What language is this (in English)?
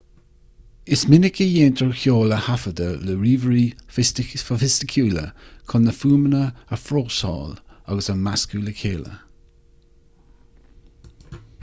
Irish